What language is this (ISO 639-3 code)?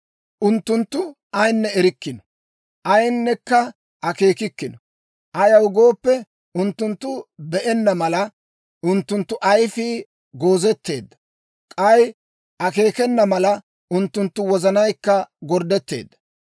dwr